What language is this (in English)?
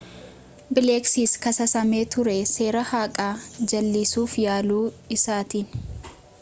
Oromo